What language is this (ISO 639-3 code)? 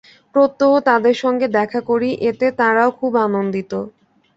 ben